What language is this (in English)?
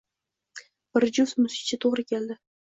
Uzbek